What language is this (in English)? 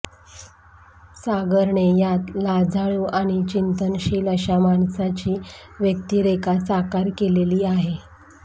Marathi